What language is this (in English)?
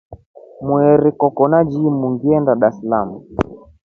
Rombo